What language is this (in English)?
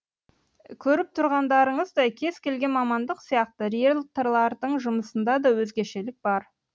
Kazakh